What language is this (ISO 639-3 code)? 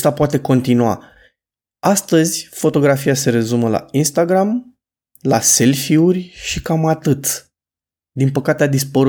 ron